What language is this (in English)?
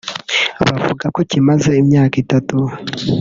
Kinyarwanda